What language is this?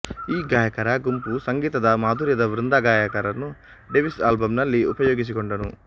Kannada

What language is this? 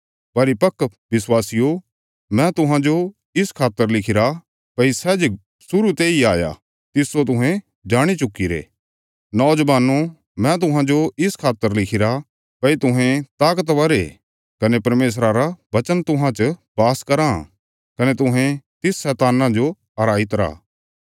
Bilaspuri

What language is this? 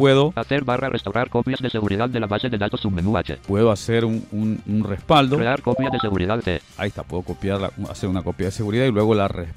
Spanish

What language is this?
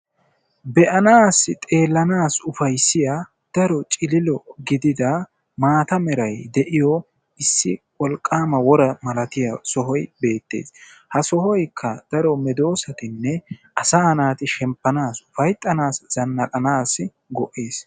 Wolaytta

